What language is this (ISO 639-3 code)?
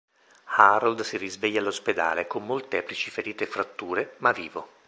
ita